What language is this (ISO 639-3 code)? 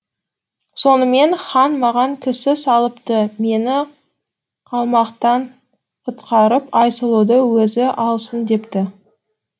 kaz